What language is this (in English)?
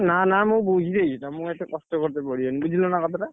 Odia